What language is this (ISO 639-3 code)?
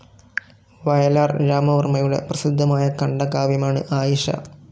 mal